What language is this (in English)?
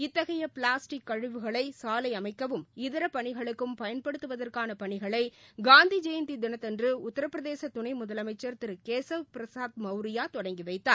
Tamil